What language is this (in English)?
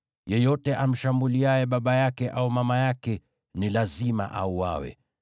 Swahili